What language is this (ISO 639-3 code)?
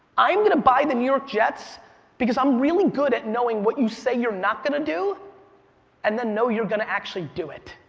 eng